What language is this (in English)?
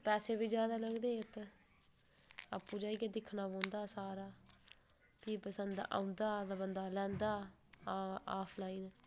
Dogri